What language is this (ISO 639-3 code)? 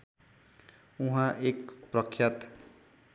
nep